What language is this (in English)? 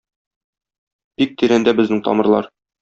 Tatar